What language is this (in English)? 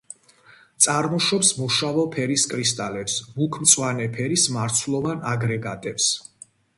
Georgian